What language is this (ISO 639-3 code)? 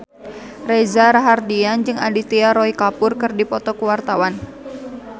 sun